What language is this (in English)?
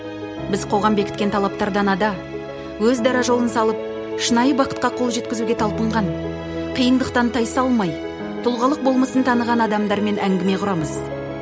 Kazakh